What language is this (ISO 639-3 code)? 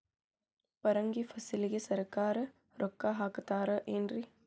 kan